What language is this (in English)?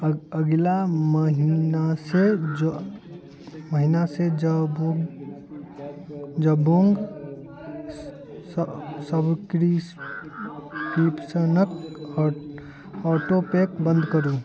Maithili